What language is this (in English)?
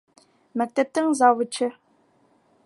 Bashkir